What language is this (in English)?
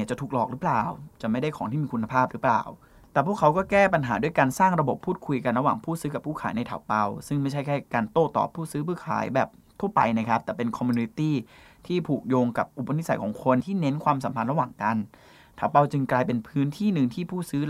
Thai